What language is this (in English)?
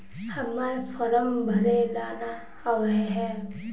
Magahi